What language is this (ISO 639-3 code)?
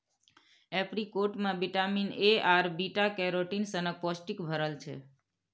mai